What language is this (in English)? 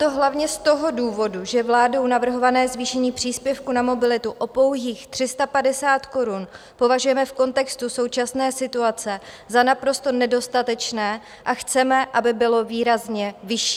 Czech